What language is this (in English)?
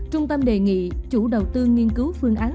Vietnamese